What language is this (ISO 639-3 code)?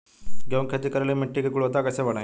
bho